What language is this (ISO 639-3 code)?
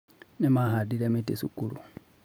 kik